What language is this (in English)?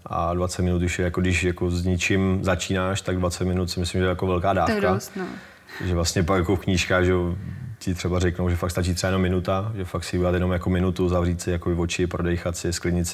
Czech